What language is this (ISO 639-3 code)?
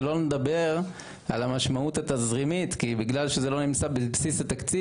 heb